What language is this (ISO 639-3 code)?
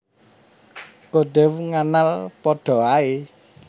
jav